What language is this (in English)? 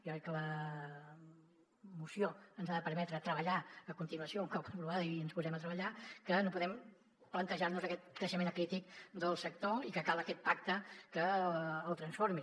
Catalan